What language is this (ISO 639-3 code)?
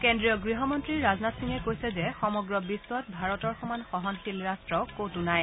asm